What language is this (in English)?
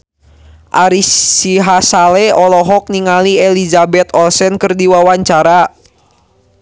Sundanese